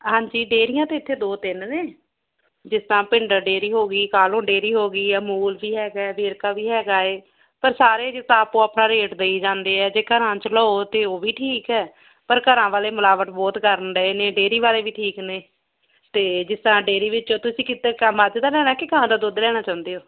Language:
Punjabi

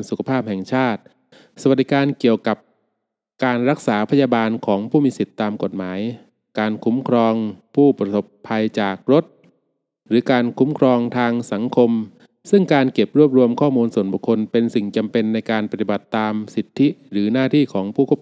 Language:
Thai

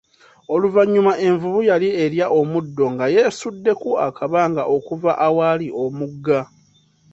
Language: Ganda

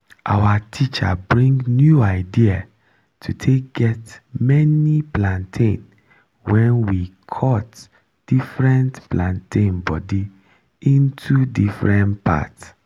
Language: Nigerian Pidgin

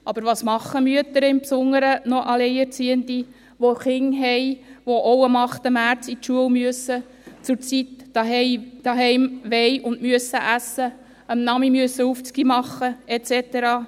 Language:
Swiss German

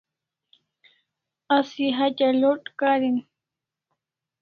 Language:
Kalasha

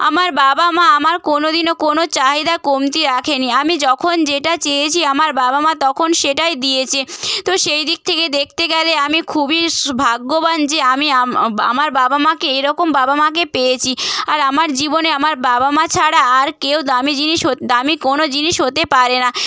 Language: Bangla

